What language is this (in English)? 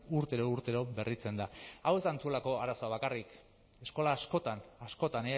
Basque